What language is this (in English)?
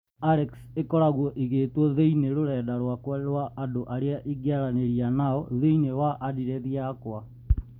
Kikuyu